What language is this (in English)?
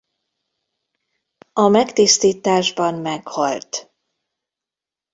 Hungarian